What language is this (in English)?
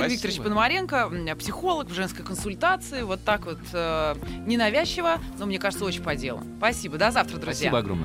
Russian